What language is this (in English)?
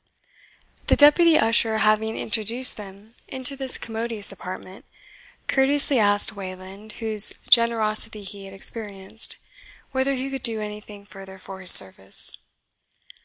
English